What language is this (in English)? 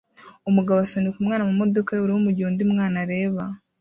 Kinyarwanda